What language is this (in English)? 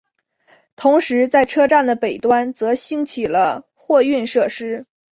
Chinese